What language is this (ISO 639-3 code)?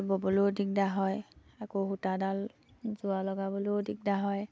asm